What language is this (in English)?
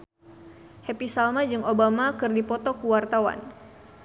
Sundanese